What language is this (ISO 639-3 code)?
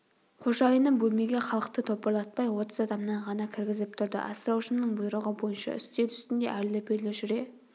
kaz